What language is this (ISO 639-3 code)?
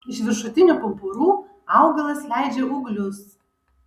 lit